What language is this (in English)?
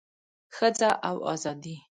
Pashto